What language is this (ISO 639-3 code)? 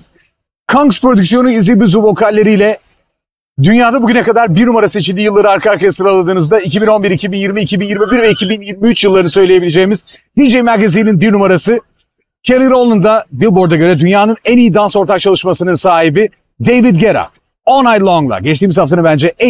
tur